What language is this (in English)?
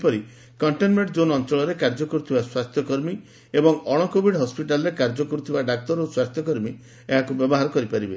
Odia